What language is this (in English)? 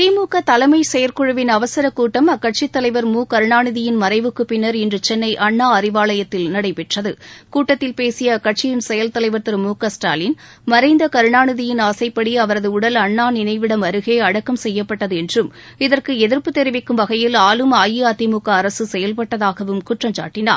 Tamil